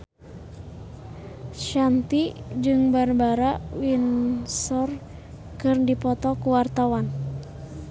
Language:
Sundanese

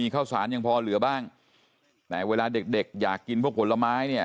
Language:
Thai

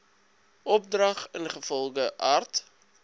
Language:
Afrikaans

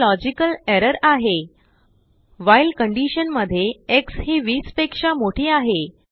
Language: Marathi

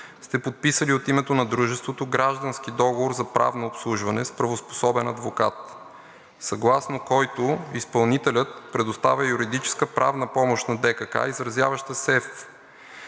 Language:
Bulgarian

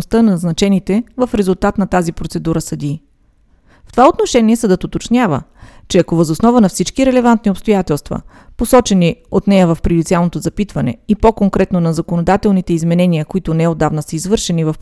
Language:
Bulgarian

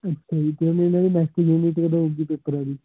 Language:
Punjabi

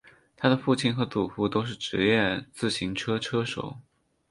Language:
Chinese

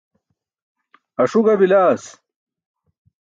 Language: Burushaski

